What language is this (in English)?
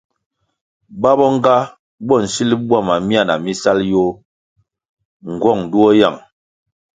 Kwasio